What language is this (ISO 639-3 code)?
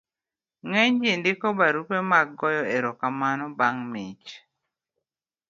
luo